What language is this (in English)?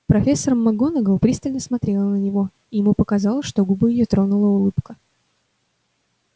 Russian